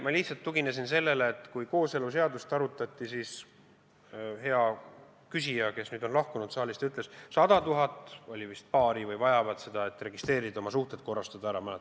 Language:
Estonian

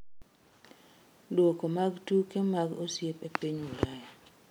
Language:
Luo (Kenya and Tanzania)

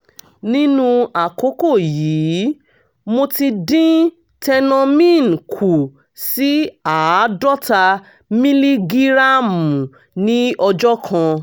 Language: Yoruba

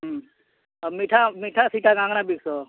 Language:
Odia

